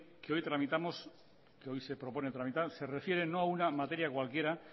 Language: Spanish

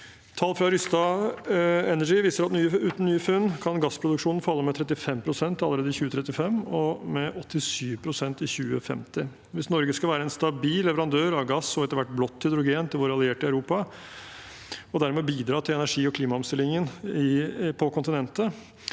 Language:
Norwegian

